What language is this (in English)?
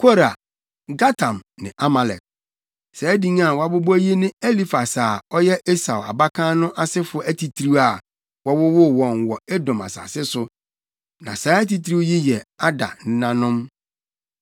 Akan